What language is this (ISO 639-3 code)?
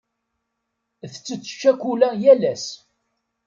kab